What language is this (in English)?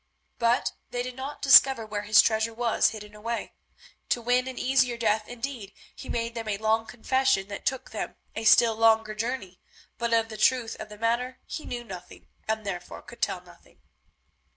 English